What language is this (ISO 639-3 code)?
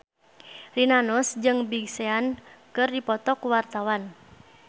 sun